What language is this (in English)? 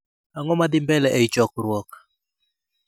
Luo (Kenya and Tanzania)